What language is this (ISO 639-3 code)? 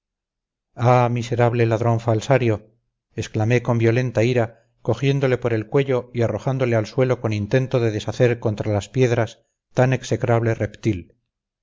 spa